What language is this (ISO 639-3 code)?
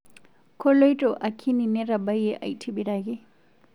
mas